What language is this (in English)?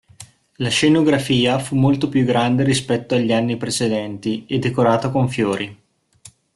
Italian